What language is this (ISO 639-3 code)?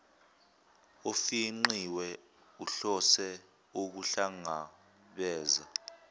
zul